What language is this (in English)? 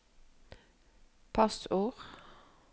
Norwegian